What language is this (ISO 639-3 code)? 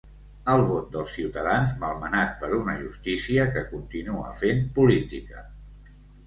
cat